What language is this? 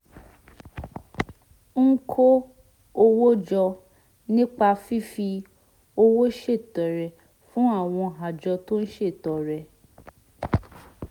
Yoruba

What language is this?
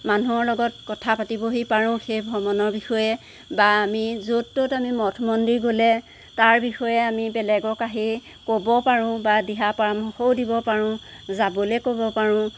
Assamese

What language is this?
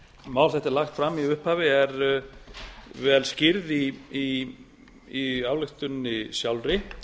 Icelandic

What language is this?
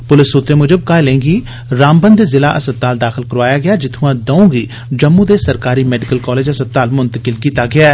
Dogri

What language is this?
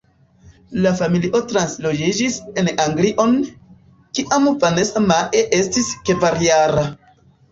Esperanto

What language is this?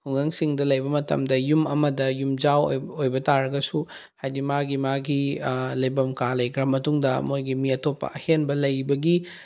Manipuri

